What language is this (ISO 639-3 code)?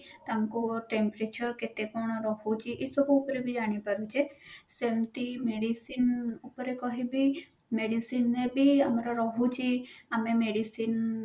ori